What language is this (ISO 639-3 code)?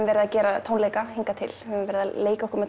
isl